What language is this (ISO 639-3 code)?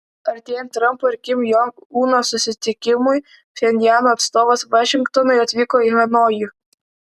lit